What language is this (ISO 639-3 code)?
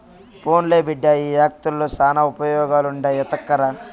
tel